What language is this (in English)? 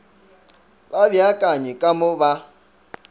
Northern Sotho